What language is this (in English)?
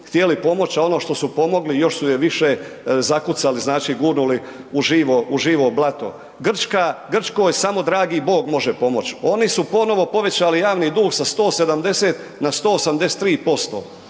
Croatian